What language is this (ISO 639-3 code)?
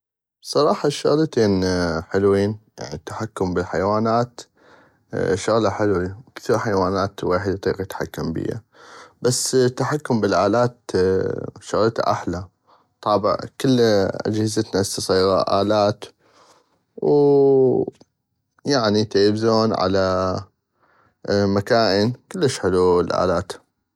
ayp